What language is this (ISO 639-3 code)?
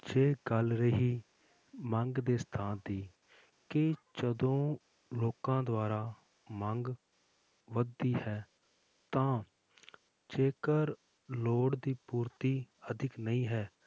pan